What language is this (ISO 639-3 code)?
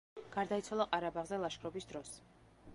kat